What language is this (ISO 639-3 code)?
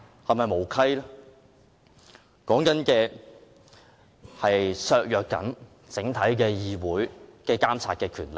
yue